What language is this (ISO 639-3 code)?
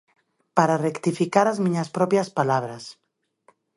glg